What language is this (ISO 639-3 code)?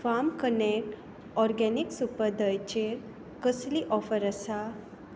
kok